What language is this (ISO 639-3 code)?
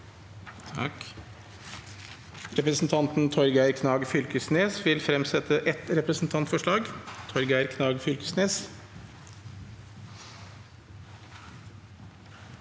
nor